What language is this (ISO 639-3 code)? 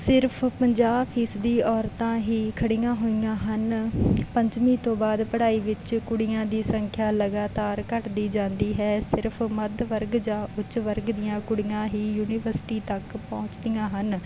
pan